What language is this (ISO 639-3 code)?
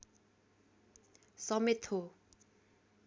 nep